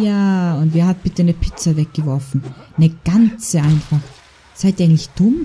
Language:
German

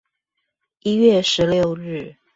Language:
Chinese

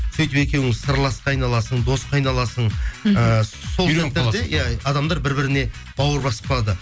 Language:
Kazakh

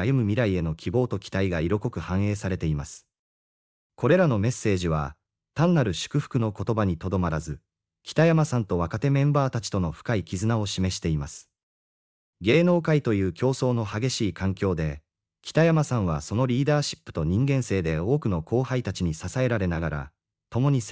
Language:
Japanese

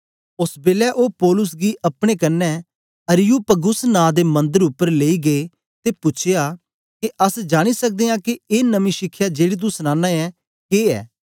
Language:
Dogri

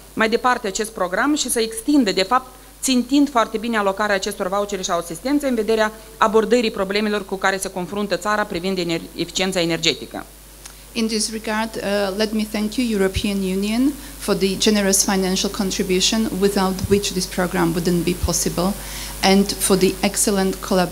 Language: Romanian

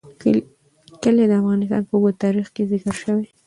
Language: Pashto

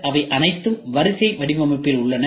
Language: Tamil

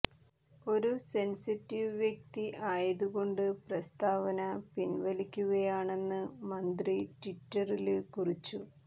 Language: Malayalam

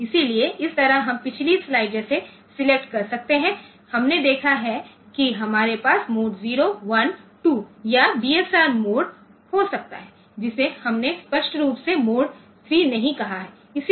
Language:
Hindi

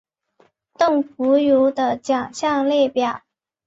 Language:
Chinese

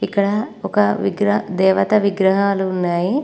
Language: Telugu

